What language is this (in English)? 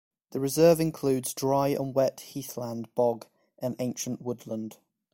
English